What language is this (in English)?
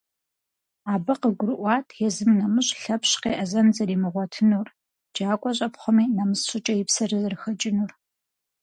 Kabardian